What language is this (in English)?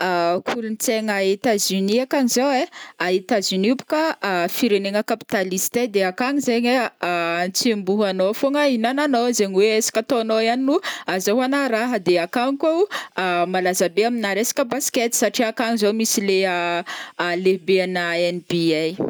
Northern Betsimisaraka Malagasy